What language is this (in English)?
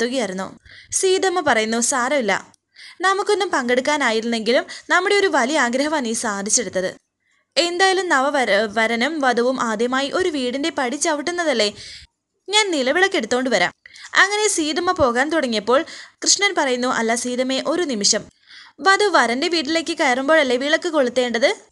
Malayalam